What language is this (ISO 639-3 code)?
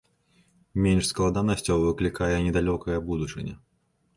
bel